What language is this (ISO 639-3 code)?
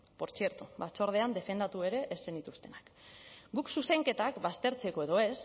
eus